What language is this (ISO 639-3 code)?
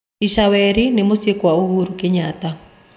kik